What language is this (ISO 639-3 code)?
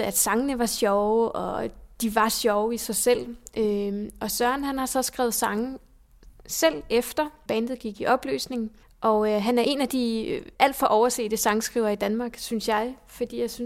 dan